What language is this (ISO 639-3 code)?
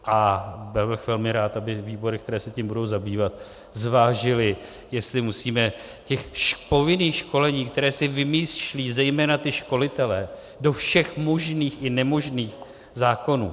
ces